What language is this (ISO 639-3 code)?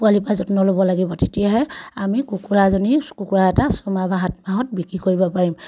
asm